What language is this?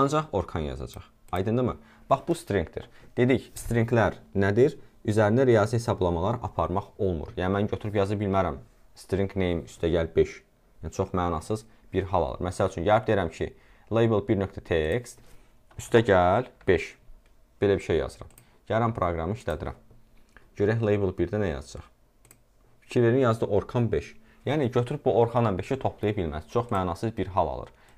Turkish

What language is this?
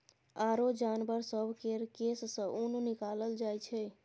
Maithili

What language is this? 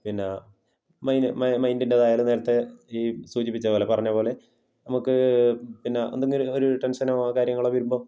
Malayalam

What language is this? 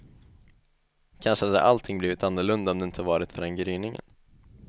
Swedish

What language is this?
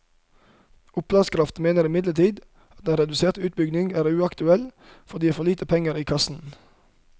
Norwegian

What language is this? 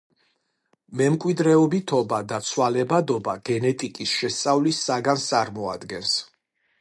Georgian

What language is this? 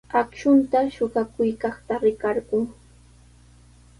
Sihuas Ancash Quechua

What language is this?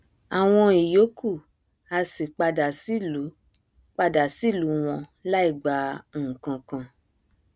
Yoruba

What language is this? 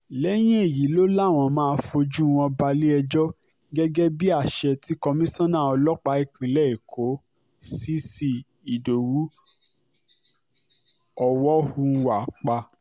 Yoruba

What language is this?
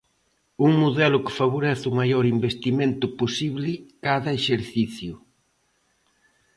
Galician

